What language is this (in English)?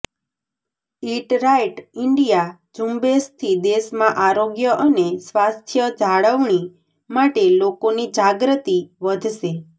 Gujarati